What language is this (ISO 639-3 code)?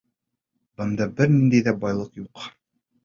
bak